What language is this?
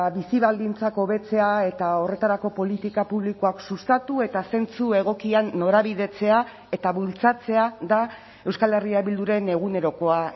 Basque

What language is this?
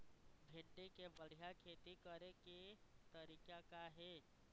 Chhattisgarhi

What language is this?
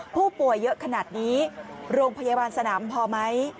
Thai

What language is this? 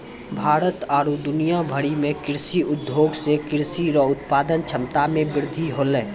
Maithili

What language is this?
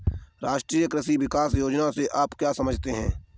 Hindi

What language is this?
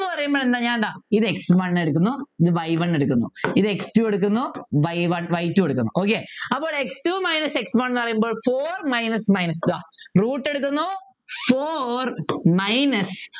Malayalam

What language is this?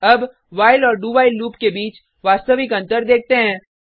Hindi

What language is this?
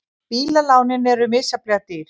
Icelandic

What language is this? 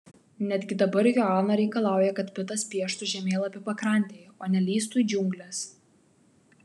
Lithuanian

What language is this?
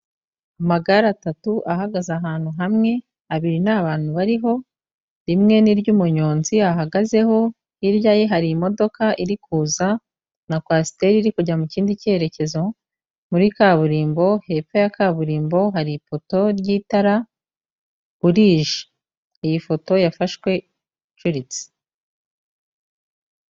Kinyarwanda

